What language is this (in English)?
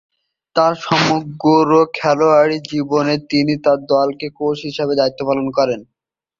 Bangla